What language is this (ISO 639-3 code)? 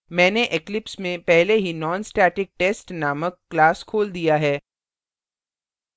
hin